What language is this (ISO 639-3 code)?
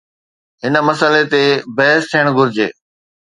snd